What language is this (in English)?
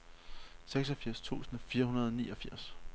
Danish